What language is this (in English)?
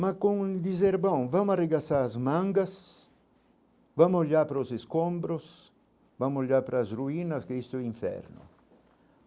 Portuguese